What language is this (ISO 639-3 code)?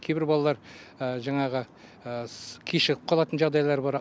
kaz